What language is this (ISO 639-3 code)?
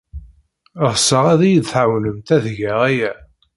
kab